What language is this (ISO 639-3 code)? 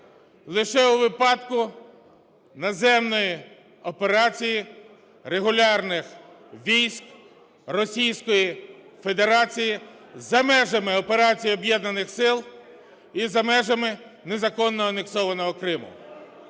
ukr